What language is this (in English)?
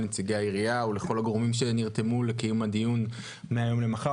Hebrew